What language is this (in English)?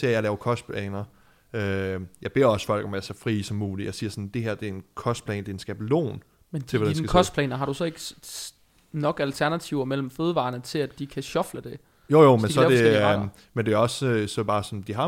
Danish